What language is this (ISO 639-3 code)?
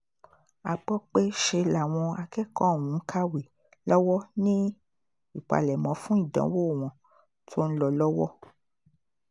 yor